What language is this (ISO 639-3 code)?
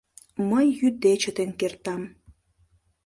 chm